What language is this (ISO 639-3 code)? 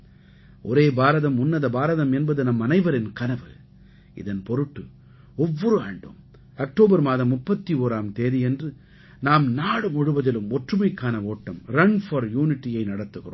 tam